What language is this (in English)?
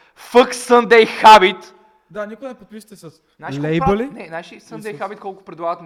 Bulgarian